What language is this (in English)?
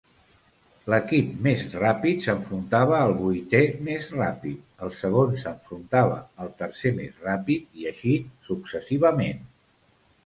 Catalan